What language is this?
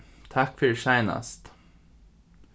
Faroese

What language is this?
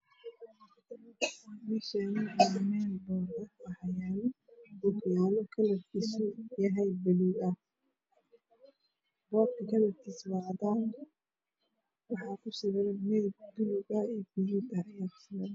Somali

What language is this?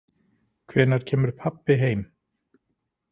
Icelandic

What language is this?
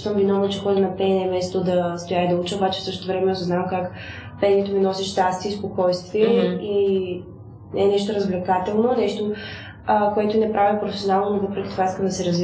Bulgarian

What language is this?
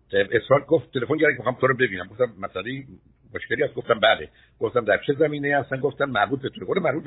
Persian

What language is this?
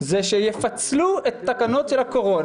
Hebrew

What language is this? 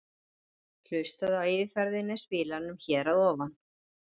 Icelandic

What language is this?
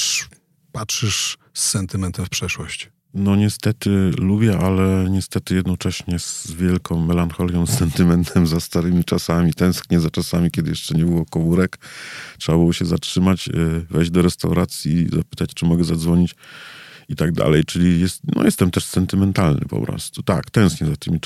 Polish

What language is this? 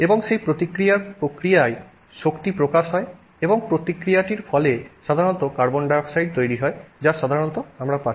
Bangla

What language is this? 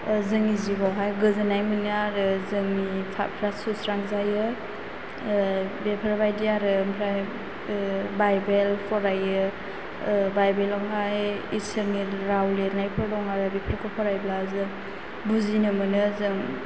Bodo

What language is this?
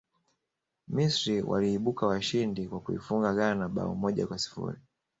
Swahili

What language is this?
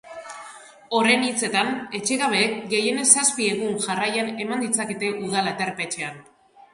Basque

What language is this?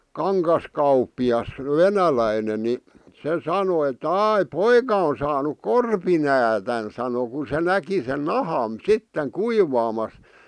Finnish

